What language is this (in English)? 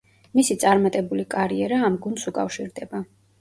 Georgian